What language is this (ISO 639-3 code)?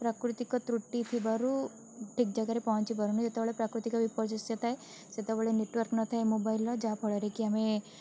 ori